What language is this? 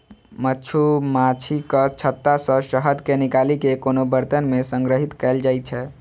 Maithili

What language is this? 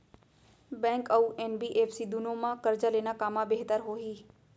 Chhattisgarhi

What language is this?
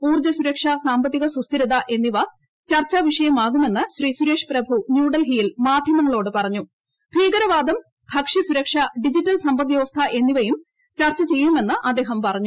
Malayalam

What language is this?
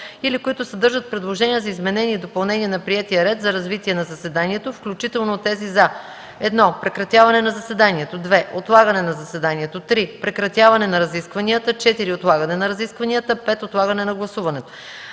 Bulgarian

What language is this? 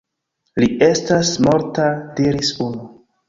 Esperanto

